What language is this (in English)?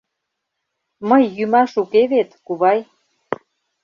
Mari